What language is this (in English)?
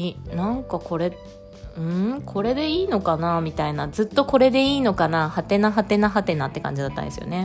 Japanese